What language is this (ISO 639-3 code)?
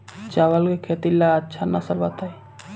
bho